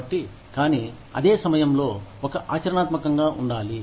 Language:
Telugu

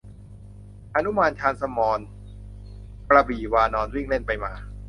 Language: Thai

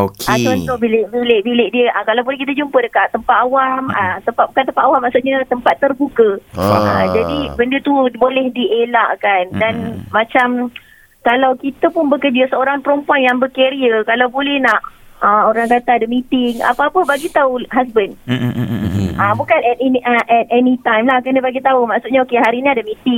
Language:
Malay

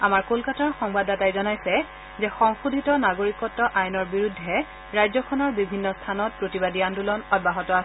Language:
Assamese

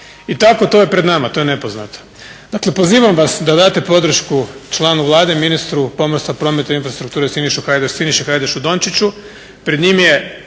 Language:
Croatian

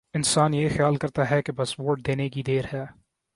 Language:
Urdu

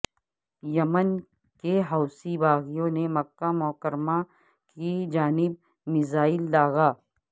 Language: Urdu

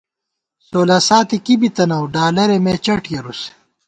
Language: Gawar-Bati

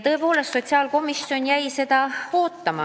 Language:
Estonian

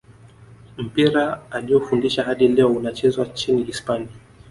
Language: Swahili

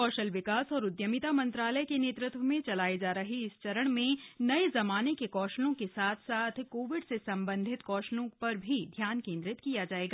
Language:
Hindi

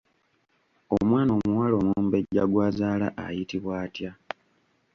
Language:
Ganda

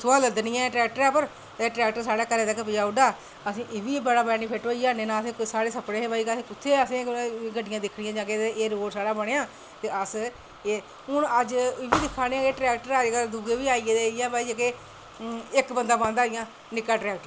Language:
Dogri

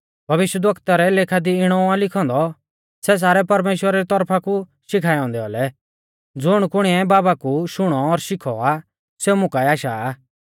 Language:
Mahasu Pahari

